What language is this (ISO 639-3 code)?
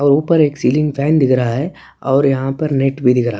hin